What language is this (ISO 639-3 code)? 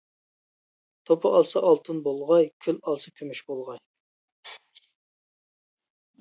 uig